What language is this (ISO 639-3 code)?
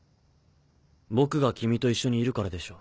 jpn